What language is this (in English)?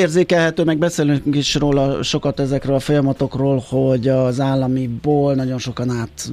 Hungarian